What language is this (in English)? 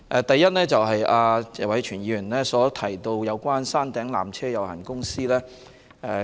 Cantonese